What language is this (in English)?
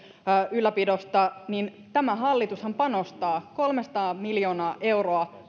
Finnish